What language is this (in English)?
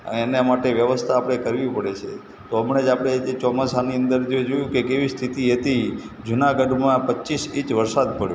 Gujarati